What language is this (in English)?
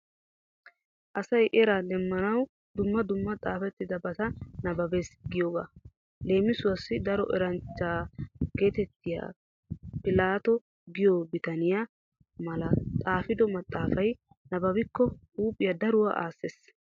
Wolaytta